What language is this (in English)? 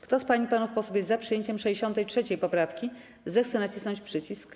Polish